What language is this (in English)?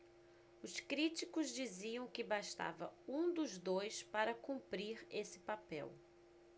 Portuguese